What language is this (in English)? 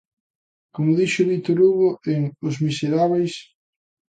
Galician